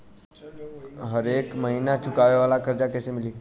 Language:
Bhojpuri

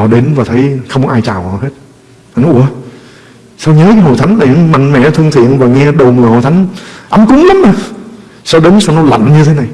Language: Vietnamese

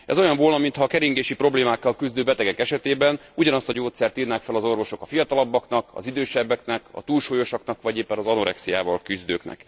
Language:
Hungarian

